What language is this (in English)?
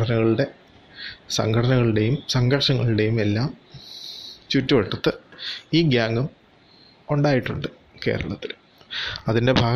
Malayalam